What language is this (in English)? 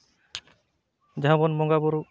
Santali